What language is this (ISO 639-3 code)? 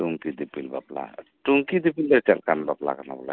sat